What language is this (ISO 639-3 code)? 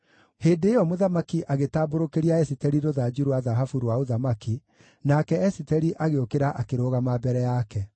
kik